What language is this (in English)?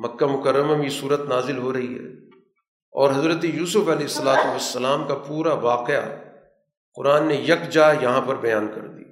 Urdu